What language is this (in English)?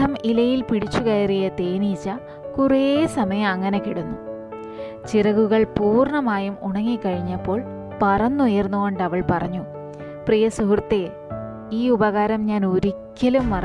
Malayalam